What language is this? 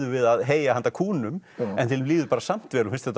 Icelandic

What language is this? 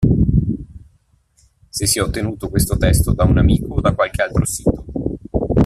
Italian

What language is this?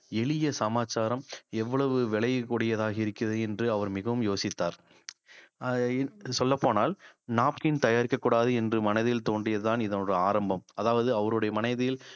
Tamil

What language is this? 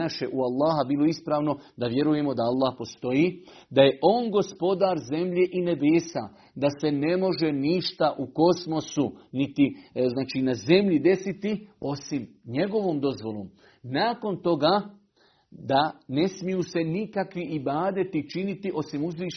Croatian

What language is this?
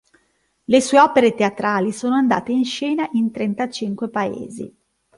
Italian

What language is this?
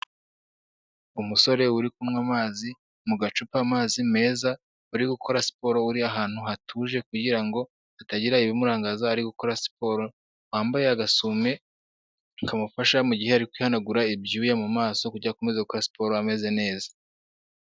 Kinyarwanda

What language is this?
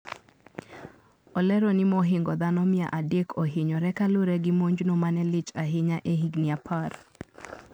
Luo (Kenya and Tanzania)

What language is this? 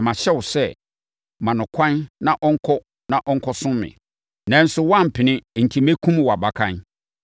Akan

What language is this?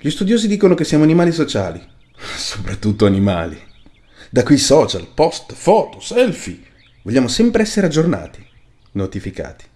Italian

